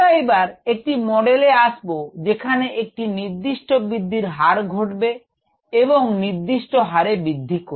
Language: Bangla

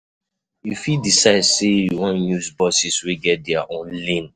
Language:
Nigerian Pidgin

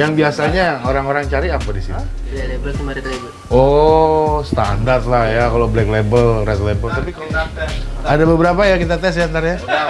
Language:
Indonesian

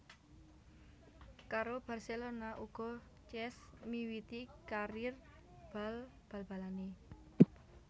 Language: Javanese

